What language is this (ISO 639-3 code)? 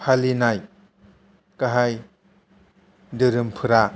brx